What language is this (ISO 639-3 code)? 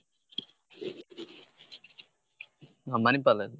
kan